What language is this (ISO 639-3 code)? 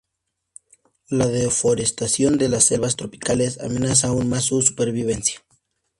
spa